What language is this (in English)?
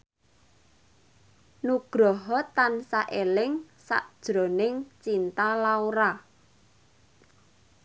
Javanese